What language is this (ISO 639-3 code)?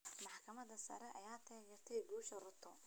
som